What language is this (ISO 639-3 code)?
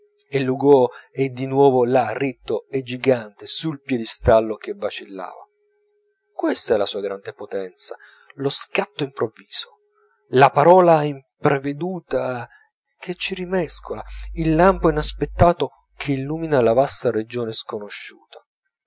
ita